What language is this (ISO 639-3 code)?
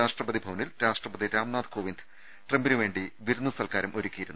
mal